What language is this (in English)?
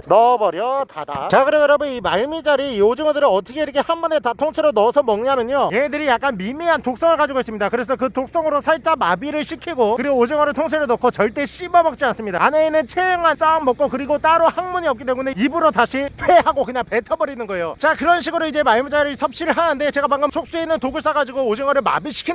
Korean